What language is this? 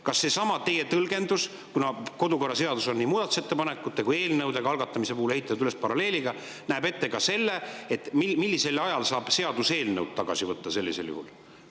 Estonian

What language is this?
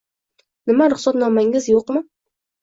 Uzbek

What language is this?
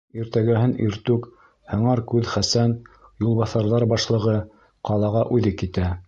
Bashkir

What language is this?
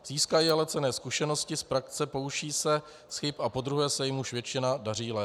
Czech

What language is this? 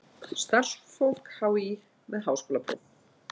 Icelandic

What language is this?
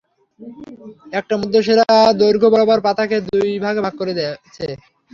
Bangla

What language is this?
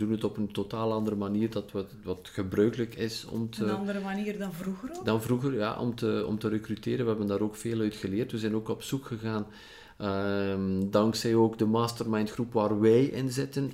Dutch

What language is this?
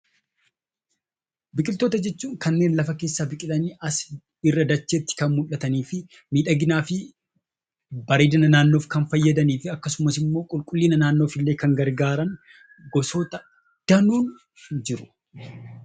Oromo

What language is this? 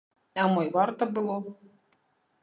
Belarusian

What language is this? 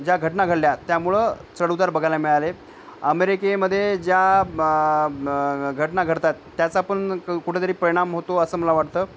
Marathi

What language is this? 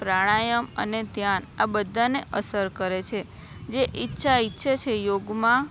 Gujarati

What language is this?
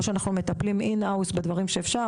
Hebrew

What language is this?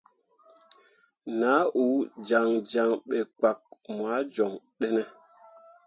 Mundang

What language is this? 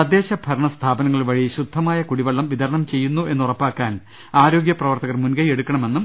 Malayalam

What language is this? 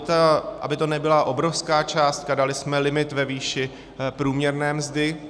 Czech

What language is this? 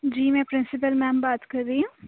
Urdu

